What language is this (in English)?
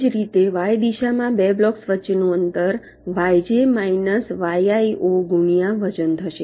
Gujarati